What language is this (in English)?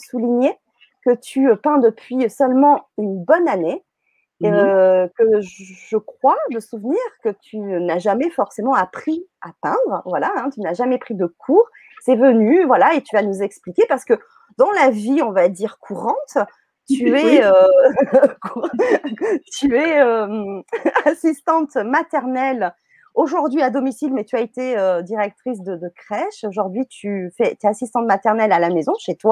French